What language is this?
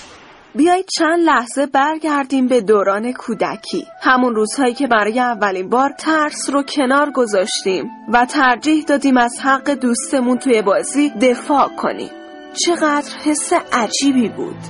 Persian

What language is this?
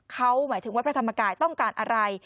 Thai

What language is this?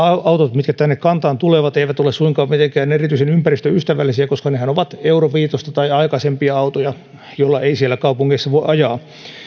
Finnish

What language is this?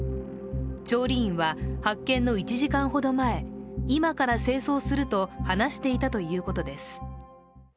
Japanese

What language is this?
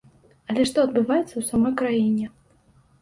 Belarusian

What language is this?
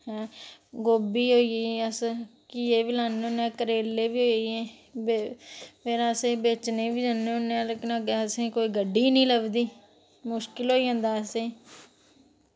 Dogri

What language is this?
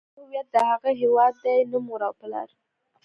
Pashto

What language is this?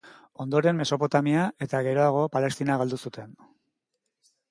Basque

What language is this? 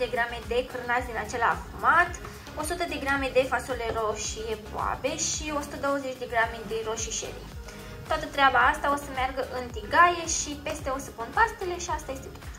Romanian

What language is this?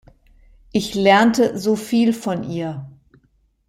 German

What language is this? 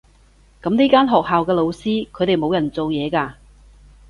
Cantonese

